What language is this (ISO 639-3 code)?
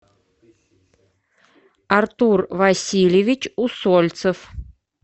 rus